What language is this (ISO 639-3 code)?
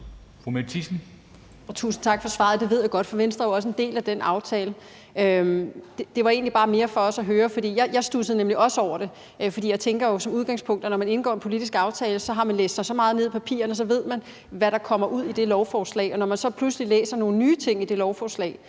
dan